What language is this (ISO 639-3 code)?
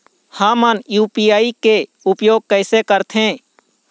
hne